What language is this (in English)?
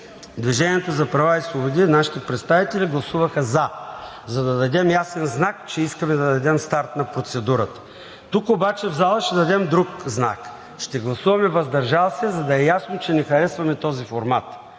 Bulgarian